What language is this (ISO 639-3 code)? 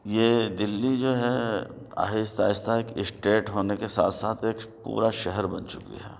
urd